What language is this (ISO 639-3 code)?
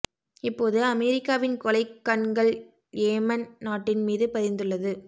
tam